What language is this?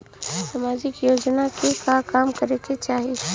Bhojpuri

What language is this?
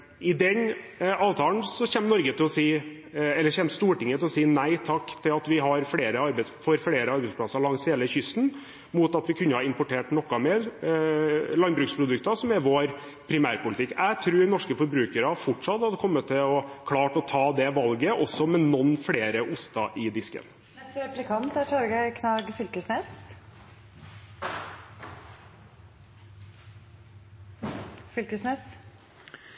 Norwegian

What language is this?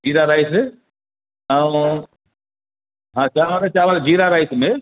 Sindhi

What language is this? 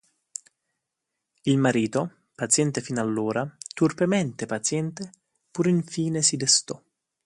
Italian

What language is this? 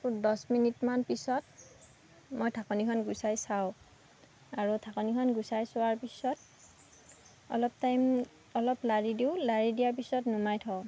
Assamese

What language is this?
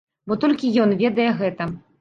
Belarusian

